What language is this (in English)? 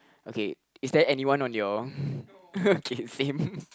English